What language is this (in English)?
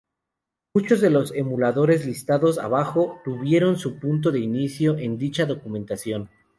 Spanish